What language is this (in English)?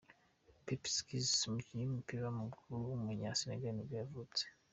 Kinyarwanda